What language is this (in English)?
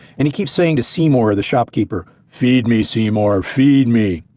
English